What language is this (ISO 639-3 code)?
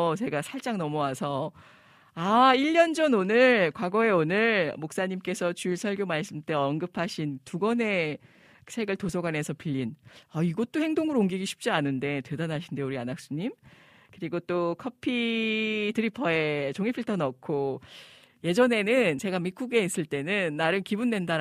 kor